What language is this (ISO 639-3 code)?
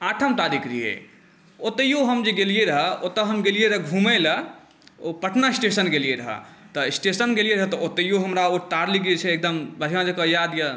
mai